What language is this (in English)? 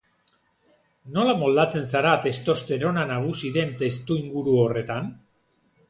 Basque